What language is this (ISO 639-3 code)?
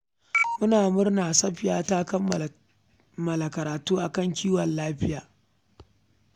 hau